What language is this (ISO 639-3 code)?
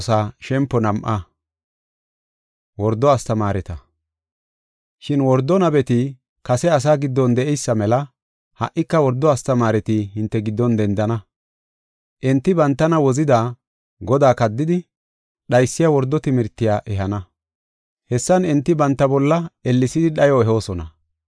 gof